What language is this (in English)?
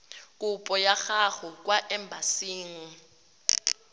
Tswana